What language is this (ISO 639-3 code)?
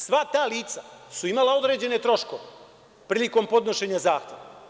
srp